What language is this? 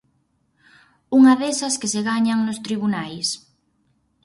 Galician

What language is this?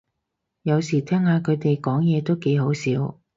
Cantonese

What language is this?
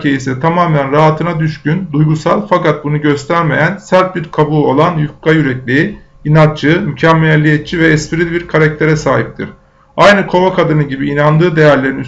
Turkish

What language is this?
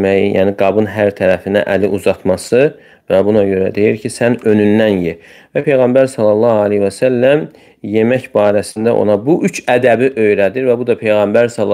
Turkish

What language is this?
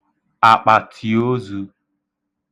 Igbo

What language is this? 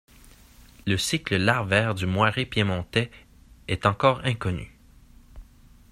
French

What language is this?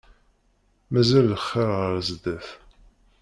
Kabyle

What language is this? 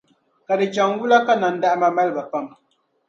Dagbani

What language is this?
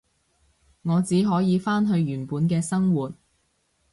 Cantonese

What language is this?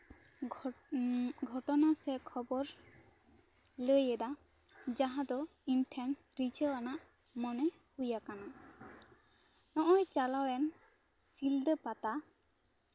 Santali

